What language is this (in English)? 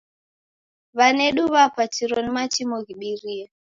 Taita